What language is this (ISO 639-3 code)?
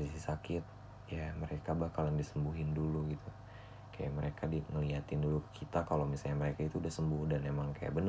ind